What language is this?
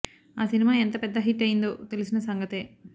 Telugu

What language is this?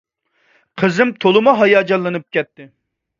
Uyghur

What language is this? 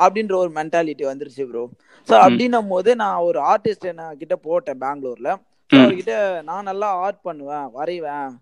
Tamil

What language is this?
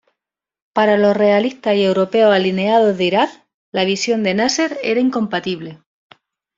Spanish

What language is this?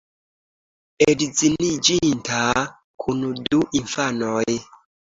Esperanto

